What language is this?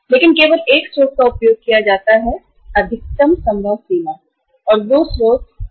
Hindi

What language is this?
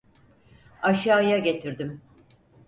Turkish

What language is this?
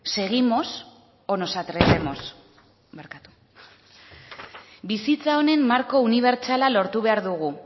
Basque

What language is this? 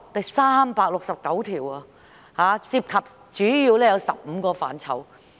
Cantonese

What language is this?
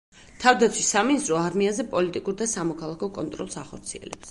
Georgian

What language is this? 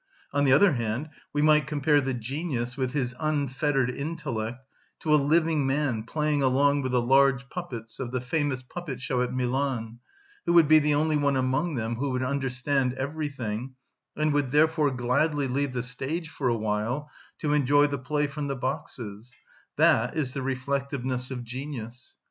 English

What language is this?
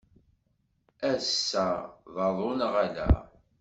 Kabyle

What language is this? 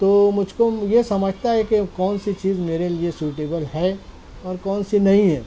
Urdu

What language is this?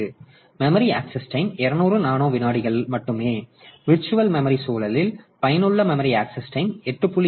Tamil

